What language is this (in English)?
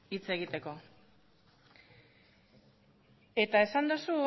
Basque